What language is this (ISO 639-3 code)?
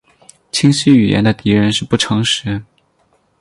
zho